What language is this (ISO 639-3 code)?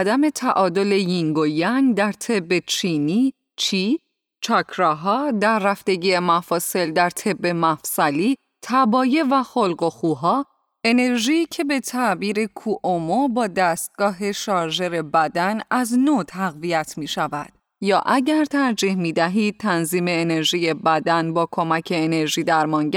fas